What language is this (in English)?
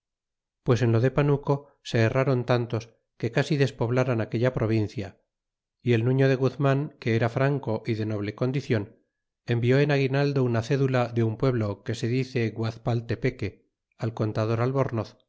Spanish